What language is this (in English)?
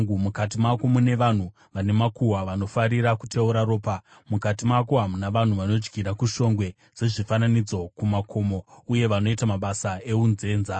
Shona